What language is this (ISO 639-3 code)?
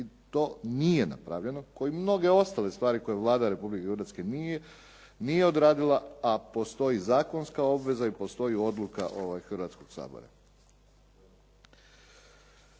hrv